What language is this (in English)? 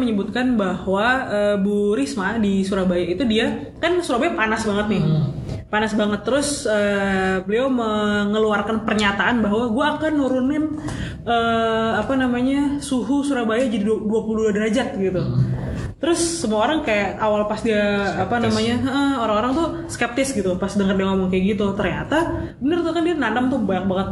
Indonesian